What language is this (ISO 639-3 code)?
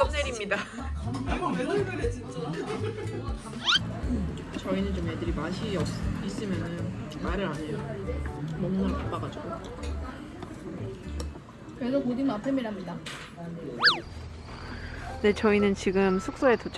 kor